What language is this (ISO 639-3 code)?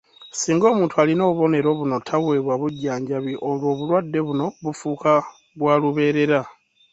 lug